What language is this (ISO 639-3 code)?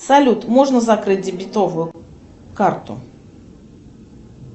rus